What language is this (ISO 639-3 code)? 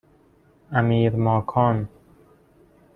fas